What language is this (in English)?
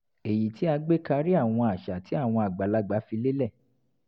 Yoruba